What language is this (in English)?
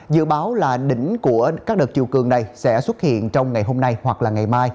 Vietnamese